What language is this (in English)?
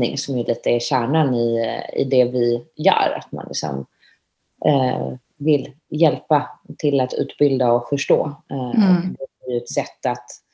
Swedish